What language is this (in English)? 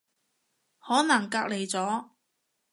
Cantonese